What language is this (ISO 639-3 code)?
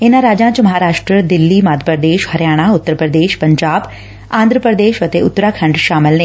pan